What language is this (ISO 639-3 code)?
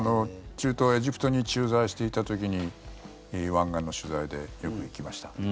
jpn